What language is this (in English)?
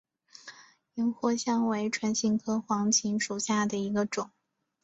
Chinese